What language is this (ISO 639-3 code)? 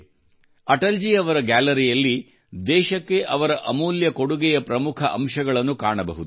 kan